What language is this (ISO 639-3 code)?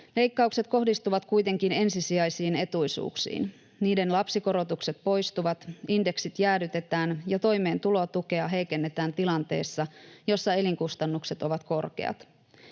fin